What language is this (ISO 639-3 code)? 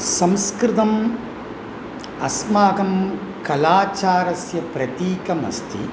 san